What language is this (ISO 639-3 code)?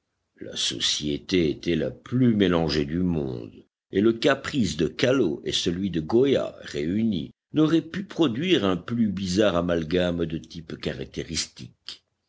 fra